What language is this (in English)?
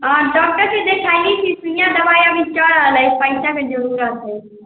Maithili